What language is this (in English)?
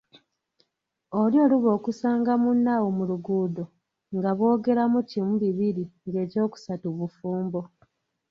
Ganda